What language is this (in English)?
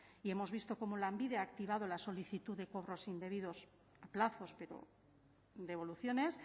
Spanish